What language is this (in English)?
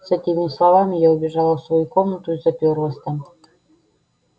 Russian